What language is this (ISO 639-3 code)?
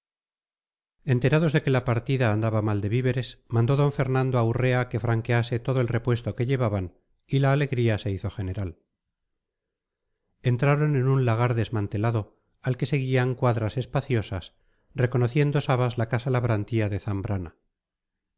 spa